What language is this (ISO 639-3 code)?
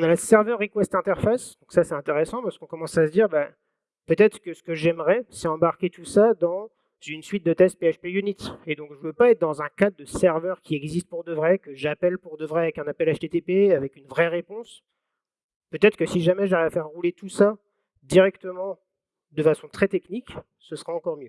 fra